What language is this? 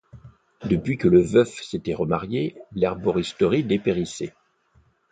French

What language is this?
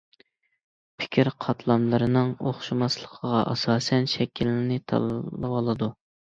Uyghur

